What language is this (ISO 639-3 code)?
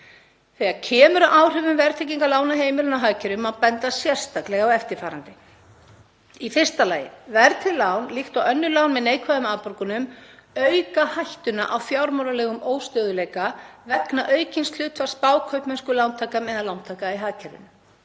isl